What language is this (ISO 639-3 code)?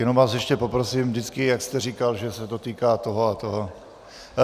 ces